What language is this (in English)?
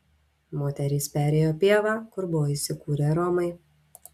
Lithuanian